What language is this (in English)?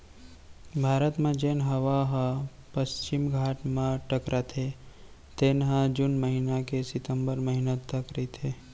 Chhattisgarhi